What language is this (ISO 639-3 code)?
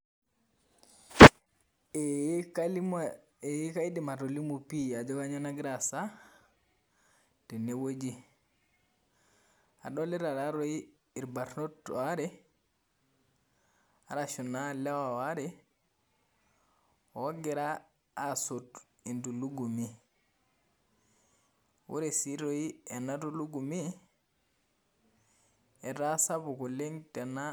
mas